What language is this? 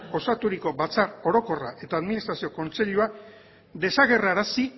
Basque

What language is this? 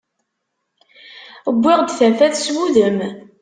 Kabyle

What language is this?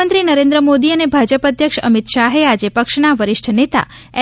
Gujarati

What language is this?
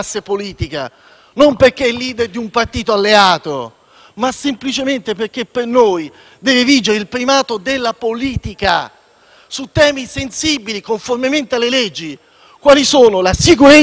Italian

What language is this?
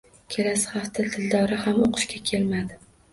Uzbek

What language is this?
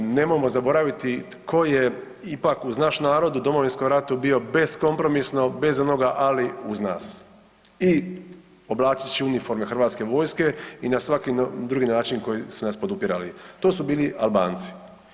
Croatian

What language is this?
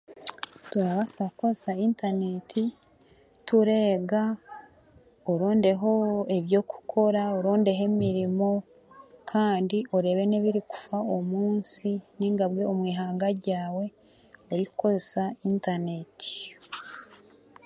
Chiga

